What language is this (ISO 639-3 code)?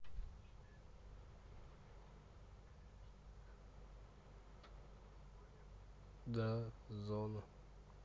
rus